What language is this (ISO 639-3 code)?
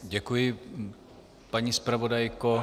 ces